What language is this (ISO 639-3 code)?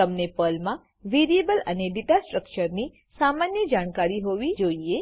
guj